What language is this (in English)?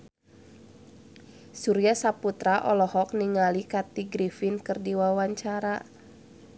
Sundanese